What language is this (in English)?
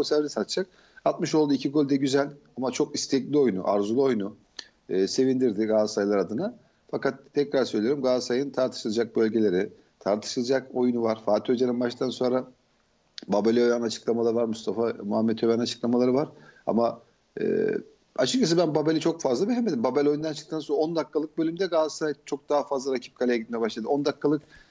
Turkish